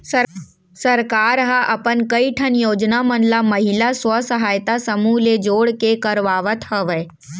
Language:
Chhattisgarhi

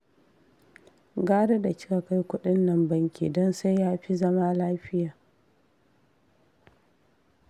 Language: Hausa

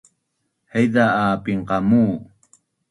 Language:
Bunun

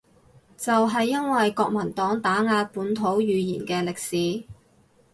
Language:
Cantonese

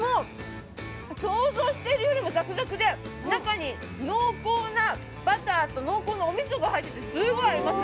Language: Japanese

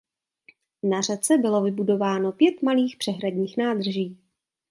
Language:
Czech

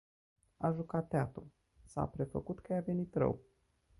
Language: Romanian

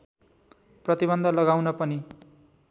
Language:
Nepali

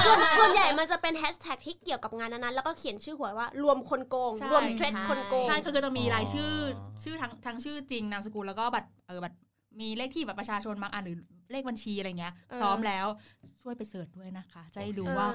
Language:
Thai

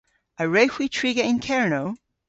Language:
Cornish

